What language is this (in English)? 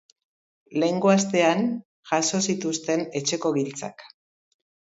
Basque